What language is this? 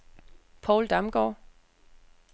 Danish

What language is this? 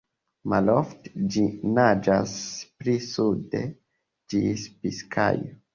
Esperanto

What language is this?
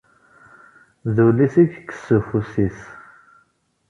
Kabyle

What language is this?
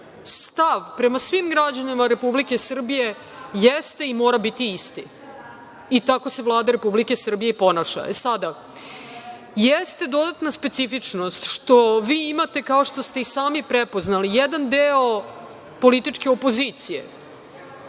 Serbian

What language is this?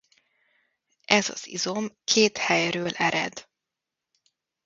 Hungarian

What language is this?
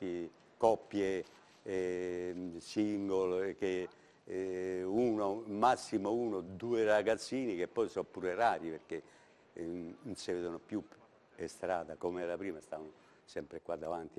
Italian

